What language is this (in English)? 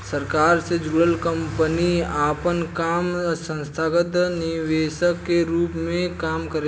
Bhojpuri